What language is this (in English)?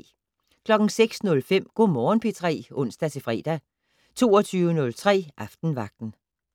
Danish